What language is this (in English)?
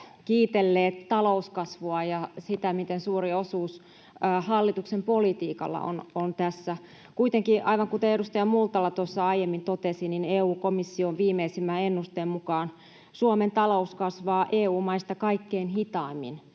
Finnish